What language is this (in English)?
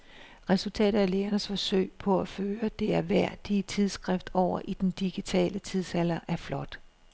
Danish